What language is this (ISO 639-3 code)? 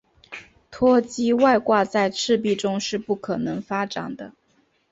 zho